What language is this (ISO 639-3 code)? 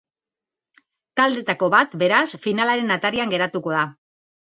eus